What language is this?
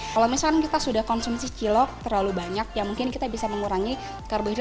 Indonesian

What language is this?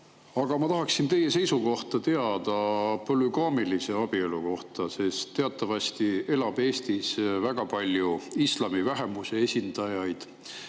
Estonian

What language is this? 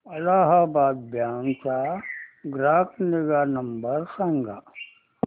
Marathi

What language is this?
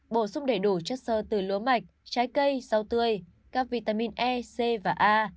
Vietnamese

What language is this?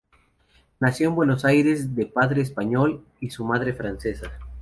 Spanish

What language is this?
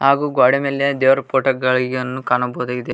Kannada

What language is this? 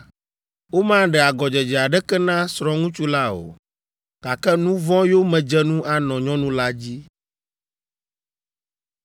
Ewe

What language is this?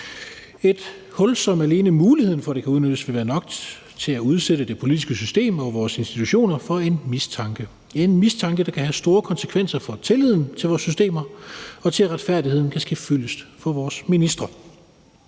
Danish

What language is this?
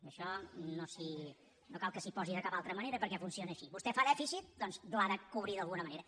Catalan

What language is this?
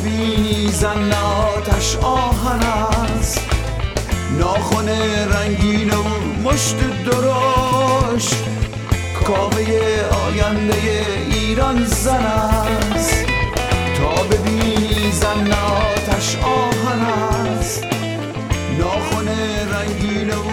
Persian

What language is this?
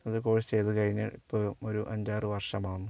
Malayalam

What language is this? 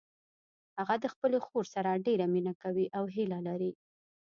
Pashto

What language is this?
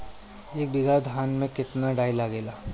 Bhojpuri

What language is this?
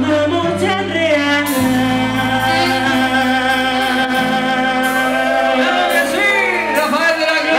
Spanish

